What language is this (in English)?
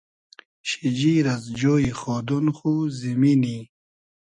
Hazaragi